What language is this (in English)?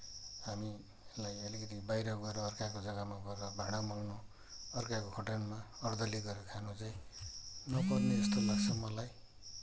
Nepali